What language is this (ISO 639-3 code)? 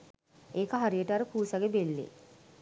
sin